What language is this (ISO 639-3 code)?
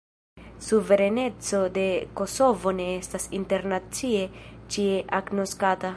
epo